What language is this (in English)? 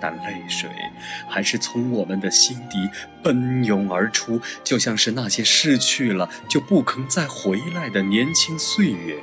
Chinese